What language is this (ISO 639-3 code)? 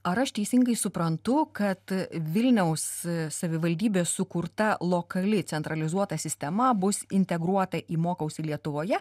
lit